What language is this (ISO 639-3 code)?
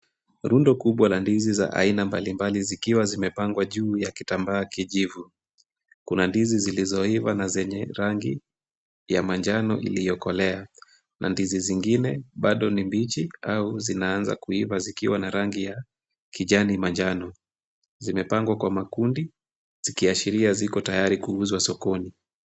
swa